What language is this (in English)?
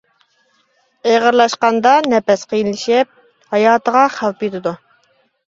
Uyghur